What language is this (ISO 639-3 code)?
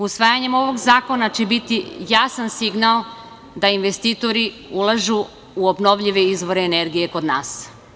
srp